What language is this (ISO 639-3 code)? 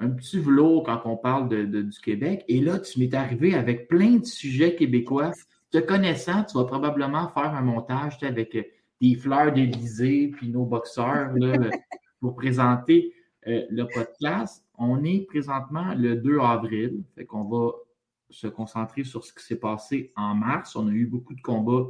fra